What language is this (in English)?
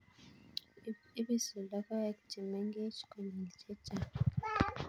Kalenjin